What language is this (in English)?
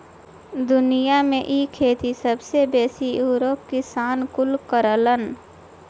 Bhojpuri